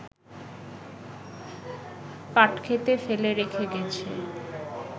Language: Bangla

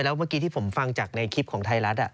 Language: Thai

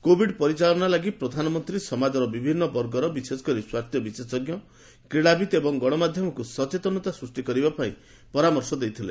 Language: Odia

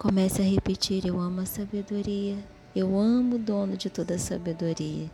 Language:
Portuguese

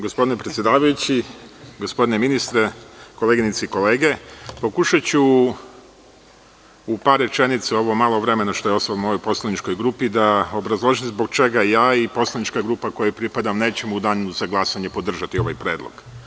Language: Serbian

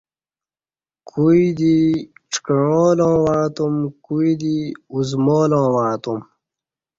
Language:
Kati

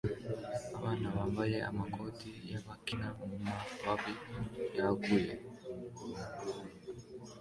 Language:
Kinyarwanda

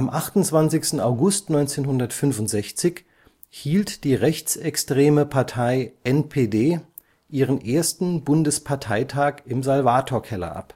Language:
German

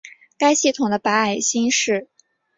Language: Chinese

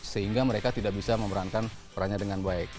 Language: Indonesian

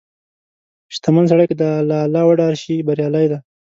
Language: Pashto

